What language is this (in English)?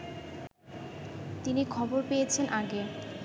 Bangla